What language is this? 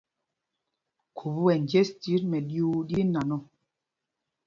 Mpumpong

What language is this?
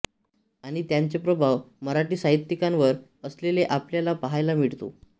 Marathi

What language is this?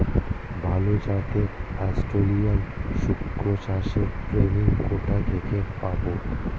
Bangla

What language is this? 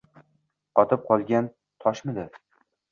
Uzbek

